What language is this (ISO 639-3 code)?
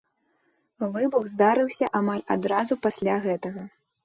bel